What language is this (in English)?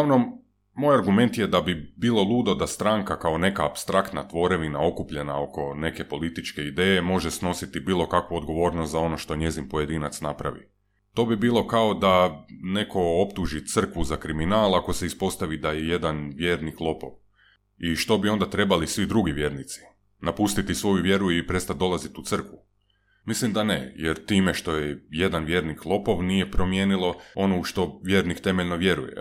Croatian